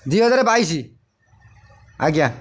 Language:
Odia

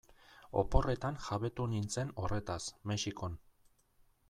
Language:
Basque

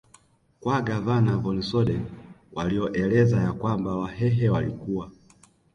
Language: Swahili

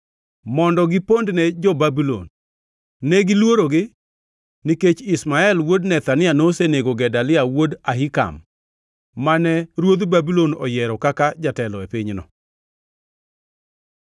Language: Luo (Kenya and Tanzania)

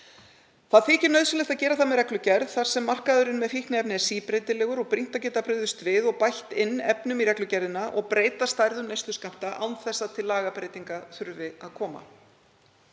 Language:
Icelandic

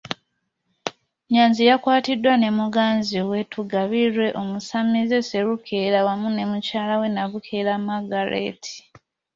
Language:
Ganda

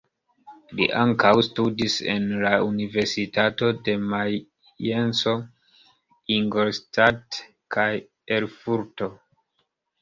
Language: Esperanto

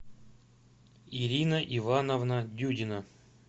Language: Russian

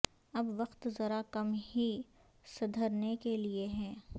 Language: Urdu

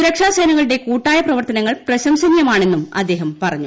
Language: Malayalam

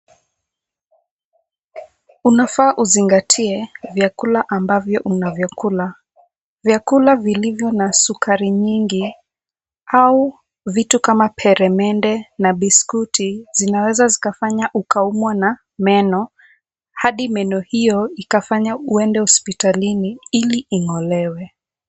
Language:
Swahili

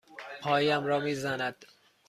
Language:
Persian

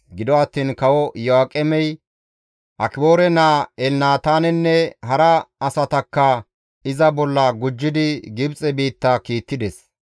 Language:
Gamo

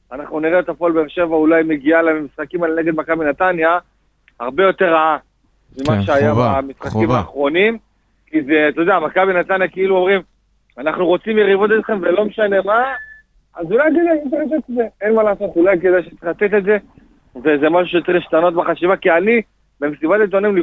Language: Hebrew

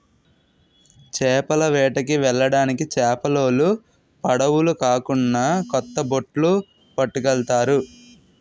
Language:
Telugu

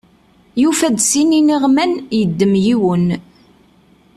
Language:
Kabyle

